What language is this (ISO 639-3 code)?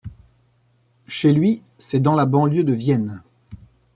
fra